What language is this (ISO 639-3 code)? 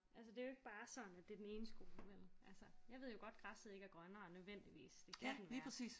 dan